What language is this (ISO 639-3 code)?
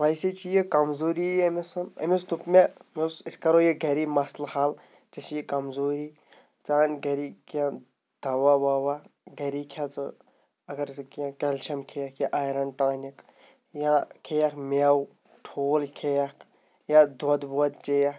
kas